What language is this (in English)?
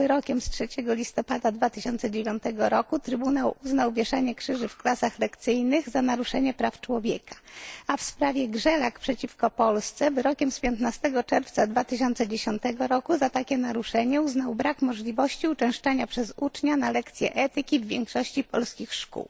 Polish